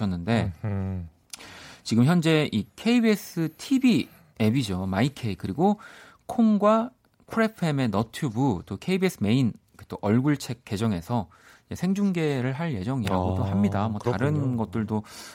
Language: Korean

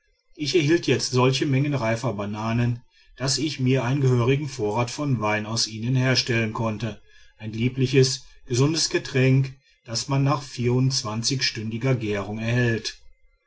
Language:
German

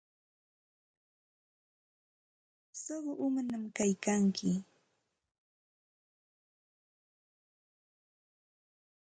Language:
Santa Ana de Tusi Pasco Quechua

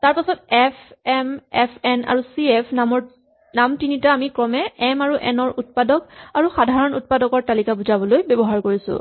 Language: Assamese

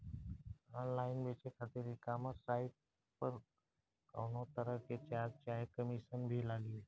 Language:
Bhojpuri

